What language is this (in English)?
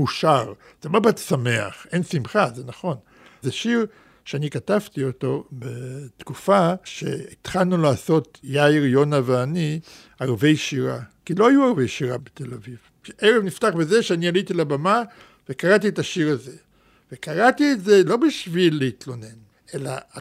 Hebrew